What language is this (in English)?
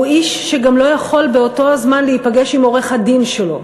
Hebrew